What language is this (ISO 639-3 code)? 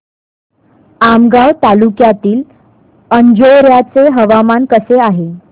mar